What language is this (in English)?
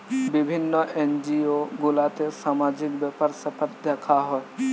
Bangla